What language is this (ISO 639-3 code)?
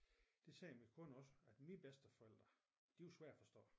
dan